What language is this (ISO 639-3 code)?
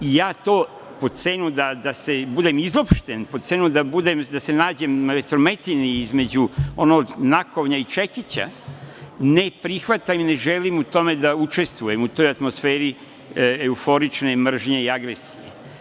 srp